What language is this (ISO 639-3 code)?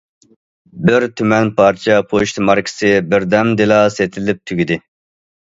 uig